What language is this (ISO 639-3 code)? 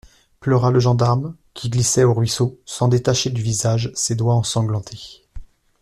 fra